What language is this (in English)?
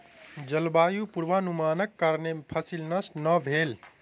Maithili